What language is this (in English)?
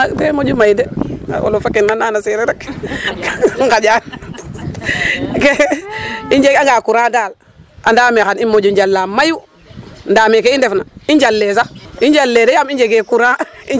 Serer